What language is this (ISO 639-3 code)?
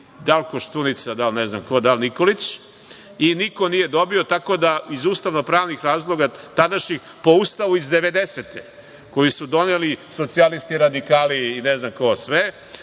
srp